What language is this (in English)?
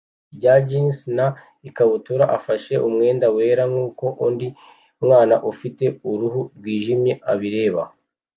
Kinyarwanda